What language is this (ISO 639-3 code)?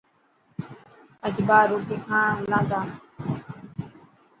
mki